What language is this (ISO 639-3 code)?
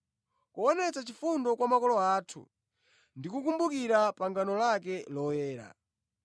nya